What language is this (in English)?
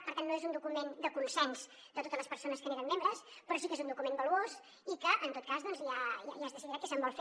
Catalan